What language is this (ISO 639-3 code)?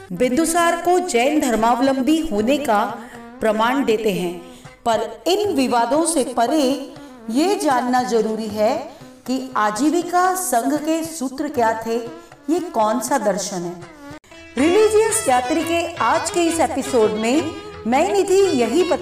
hin